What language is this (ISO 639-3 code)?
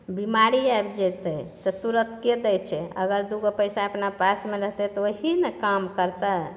mai